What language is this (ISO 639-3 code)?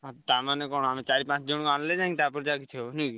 ori